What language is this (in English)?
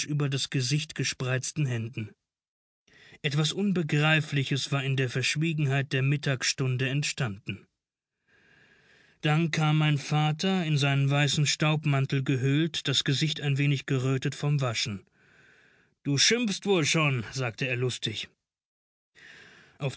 German